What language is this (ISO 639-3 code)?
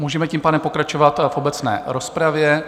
ces